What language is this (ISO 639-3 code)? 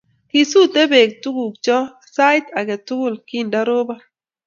kln